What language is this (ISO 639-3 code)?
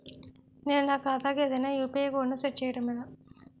tel